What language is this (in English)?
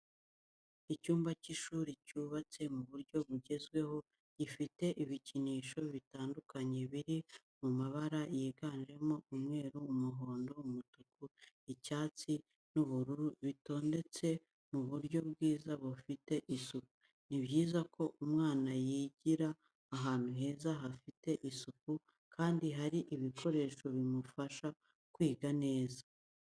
Kinyarwanda